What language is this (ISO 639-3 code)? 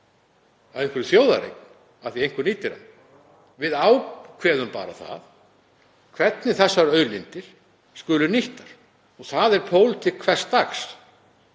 isl